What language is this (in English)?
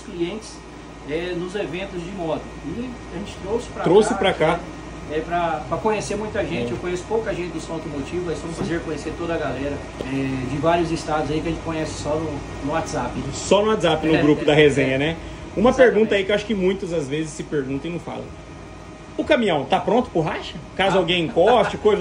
Portuguese